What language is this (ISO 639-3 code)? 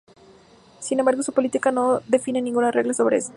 spa